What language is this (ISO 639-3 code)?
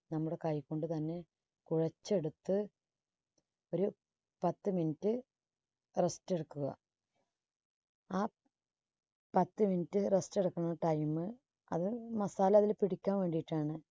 mal